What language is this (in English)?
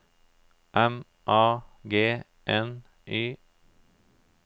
Norwegian